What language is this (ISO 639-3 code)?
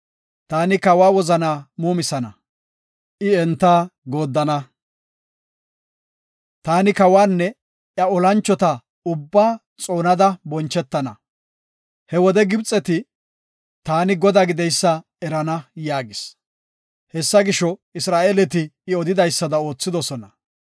gof